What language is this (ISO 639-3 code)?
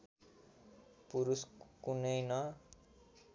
nep